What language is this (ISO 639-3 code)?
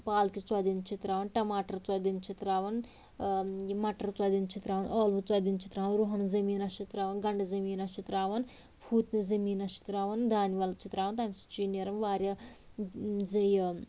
kas